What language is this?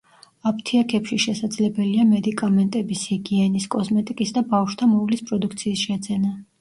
Georgian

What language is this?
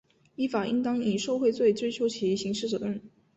Chinese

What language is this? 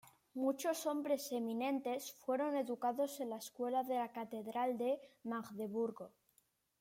Spanish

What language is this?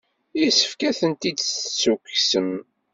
Kabyle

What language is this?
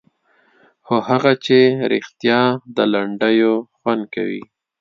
Pashto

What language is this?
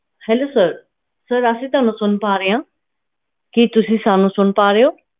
Punjabi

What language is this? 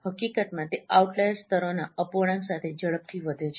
Gujarati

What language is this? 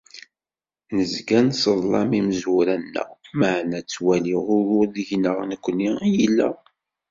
Kabyle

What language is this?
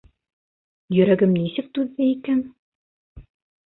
Bashkir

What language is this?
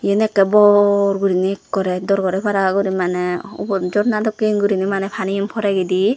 Chakma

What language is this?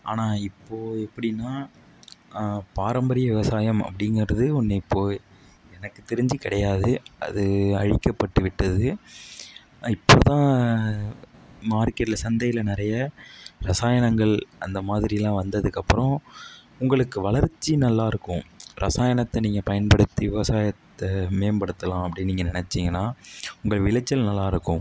Tamil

